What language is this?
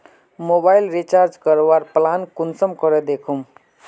Magahi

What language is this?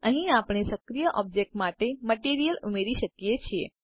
Gujarati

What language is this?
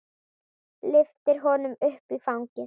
Icelandic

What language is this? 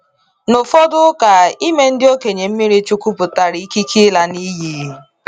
Igbo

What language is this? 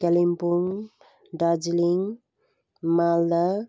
Nepali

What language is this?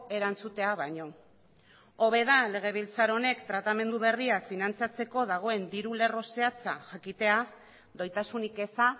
Basque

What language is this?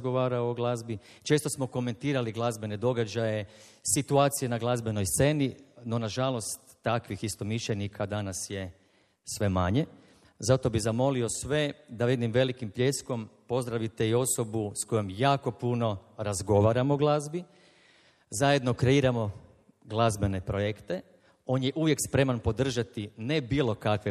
Croatian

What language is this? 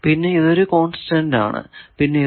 Malayalam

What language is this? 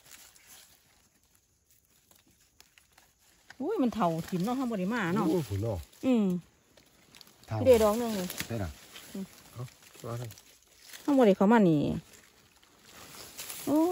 Thai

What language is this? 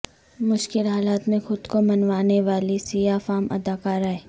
Urdu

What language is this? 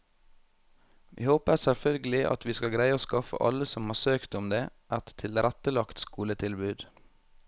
Norwegian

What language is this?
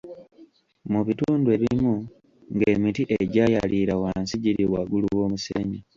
Ganda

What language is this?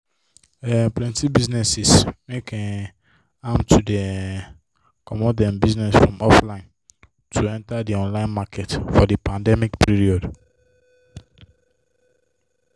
Nigerian Pidgin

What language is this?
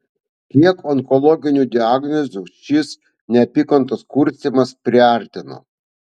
Lithuanian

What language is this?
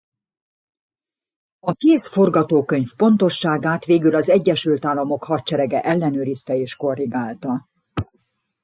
Hungarian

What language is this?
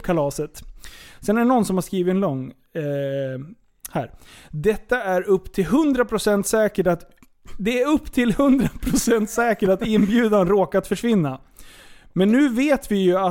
Swedish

